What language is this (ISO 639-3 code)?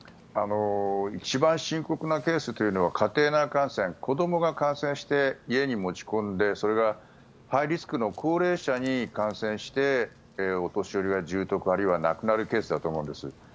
jpn